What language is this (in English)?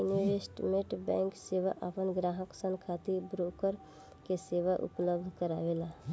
Bhojpuri